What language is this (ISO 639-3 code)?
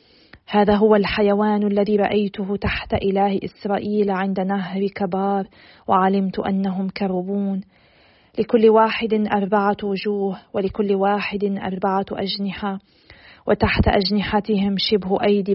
ara